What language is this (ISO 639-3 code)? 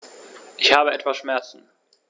deu